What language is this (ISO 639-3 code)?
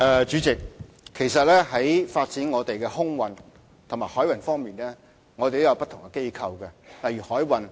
yue